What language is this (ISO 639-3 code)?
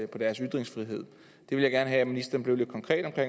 dan